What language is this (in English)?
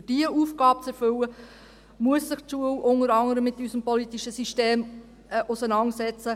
Swiss German